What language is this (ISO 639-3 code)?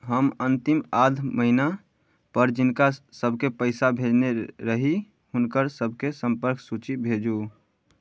mai